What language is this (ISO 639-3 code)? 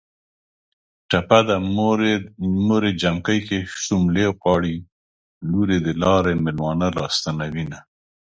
pus